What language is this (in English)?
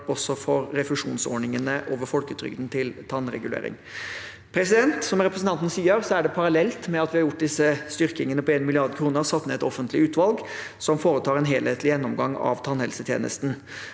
Norwegian